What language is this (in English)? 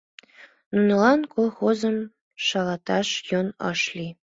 Mari